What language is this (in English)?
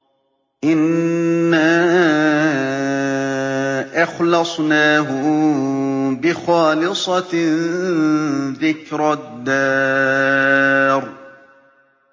Arabic